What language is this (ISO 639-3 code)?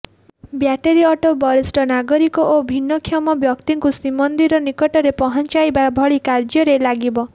ori